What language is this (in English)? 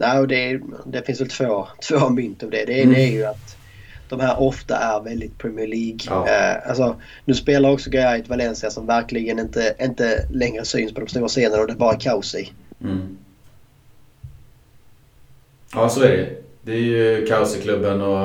Swedish